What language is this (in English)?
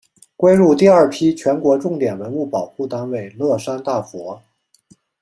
Chinese